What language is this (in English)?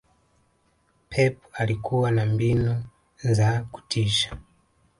Swahili